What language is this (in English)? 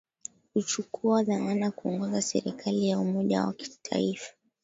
Swahili